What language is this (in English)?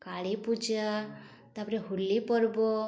Odia